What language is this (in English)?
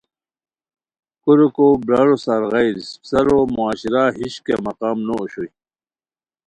Khowar